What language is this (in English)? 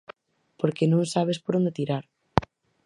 Galician